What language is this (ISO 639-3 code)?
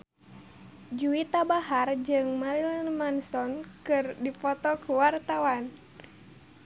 sun